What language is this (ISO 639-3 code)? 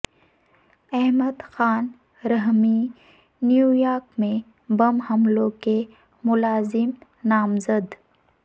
urd